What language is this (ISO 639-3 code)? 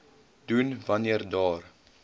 afr